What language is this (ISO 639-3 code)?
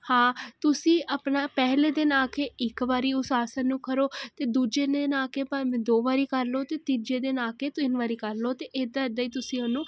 pan